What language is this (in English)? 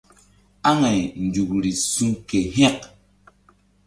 Mbum